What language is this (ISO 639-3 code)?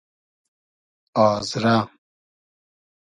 haz